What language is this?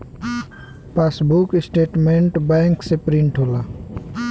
Bhojpuri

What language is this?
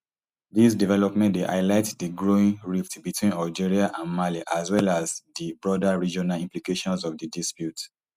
Nigerian Pidgin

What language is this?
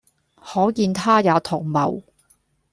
Cantonese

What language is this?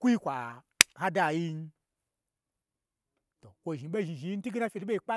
Gbagyi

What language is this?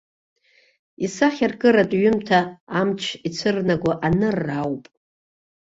Abkhazian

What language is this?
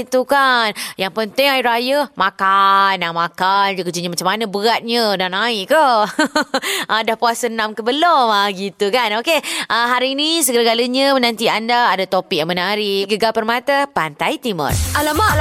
Malay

